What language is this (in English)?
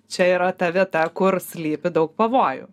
Lithuanian